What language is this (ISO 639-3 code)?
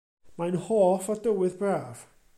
cym